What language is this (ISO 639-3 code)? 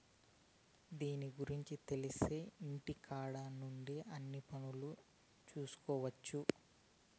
tel